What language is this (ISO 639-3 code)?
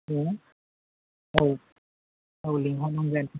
brx